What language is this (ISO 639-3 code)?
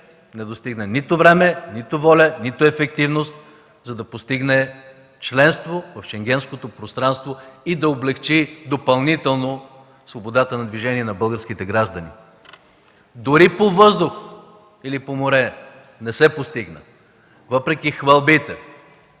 bul